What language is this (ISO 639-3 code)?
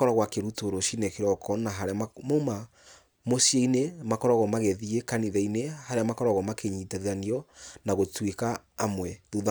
kik